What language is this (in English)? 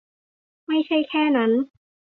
Thai